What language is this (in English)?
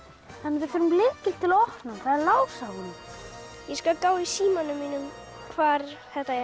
Icelandic